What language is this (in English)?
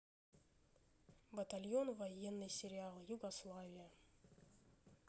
Russian